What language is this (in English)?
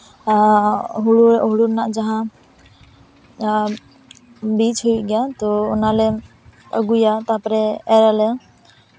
Santali